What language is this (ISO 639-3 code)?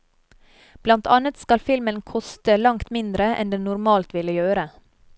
nor